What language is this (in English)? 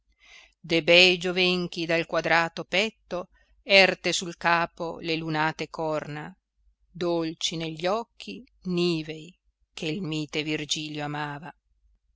Italian